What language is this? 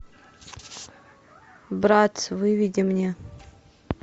Russian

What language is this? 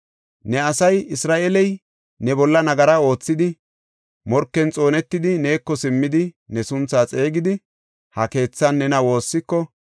Gofa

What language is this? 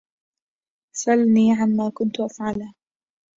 Arabic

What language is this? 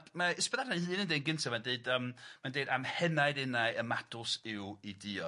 Welsh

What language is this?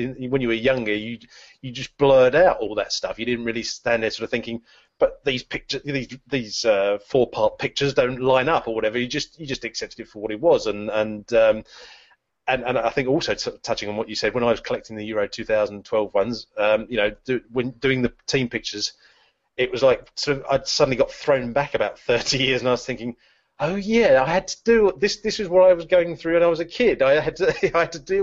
English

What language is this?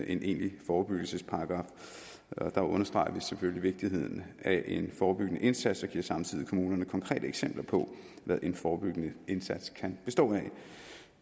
Danish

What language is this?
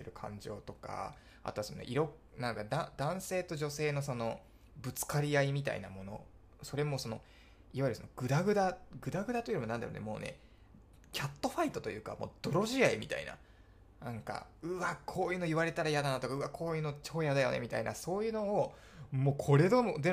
Japanese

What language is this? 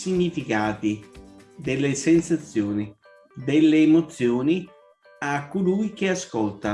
Italian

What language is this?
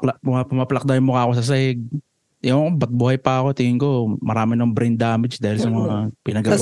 Filipino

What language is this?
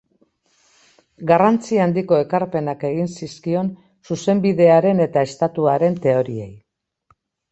Basque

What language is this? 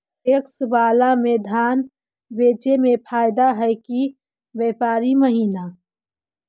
Magahi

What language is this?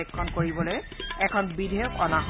Assamese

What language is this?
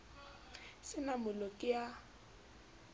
Southern Sotho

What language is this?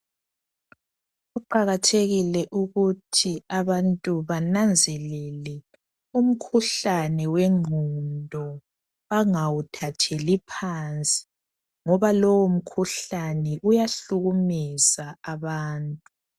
North Ndebele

